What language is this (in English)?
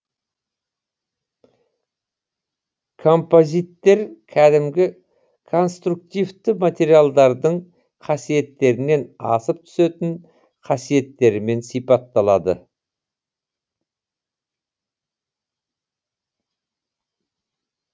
Kazakh